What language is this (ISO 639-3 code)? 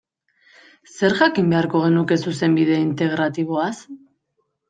eus